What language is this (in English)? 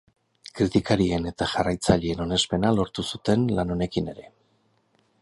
Basque